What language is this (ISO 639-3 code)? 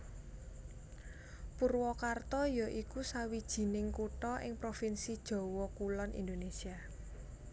jav